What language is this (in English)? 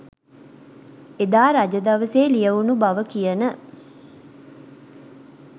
Sinhala